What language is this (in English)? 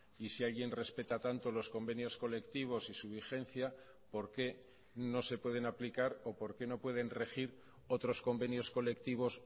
Spanish